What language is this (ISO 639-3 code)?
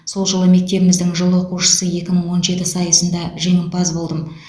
kaz